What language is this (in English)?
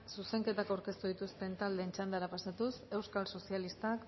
Basque